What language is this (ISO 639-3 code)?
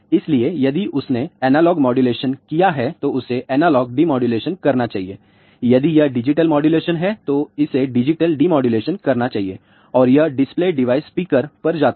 hin